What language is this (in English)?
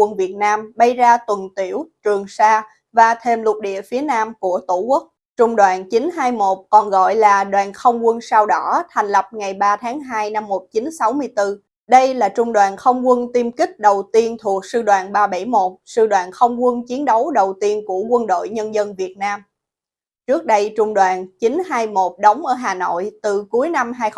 Vietnamese